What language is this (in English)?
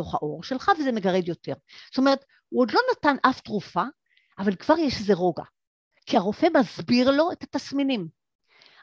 Hebrew